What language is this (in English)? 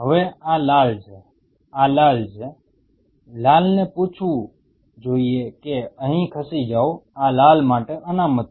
Gujarati